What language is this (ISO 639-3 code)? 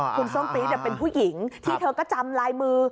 tha